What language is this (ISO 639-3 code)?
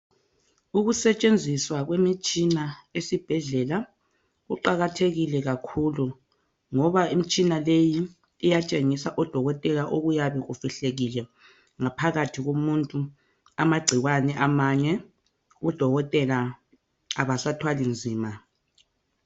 nde